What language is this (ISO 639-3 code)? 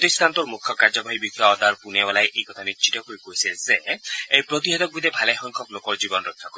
asm